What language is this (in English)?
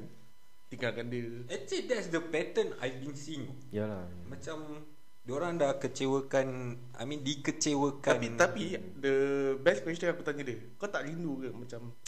Malay